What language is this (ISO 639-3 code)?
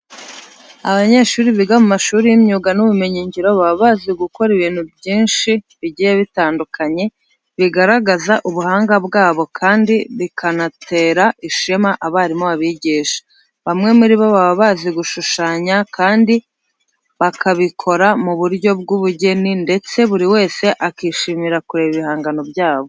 kin